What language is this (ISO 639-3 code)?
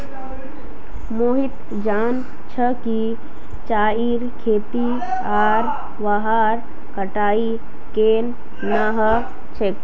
mag